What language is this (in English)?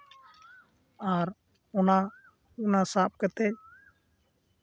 Santali